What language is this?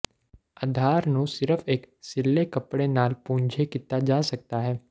Punjabi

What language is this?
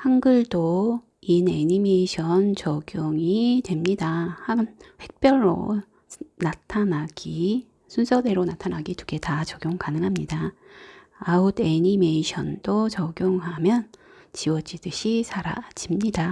Korean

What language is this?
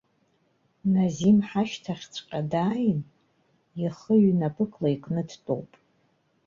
Abkhazian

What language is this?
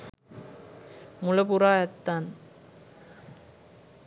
Sinhala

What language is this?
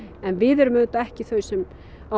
Icelandic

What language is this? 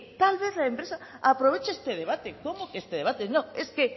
Spanish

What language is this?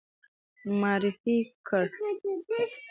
Pashto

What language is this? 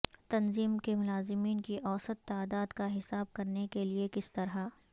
Urdu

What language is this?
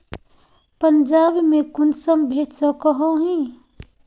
Magahi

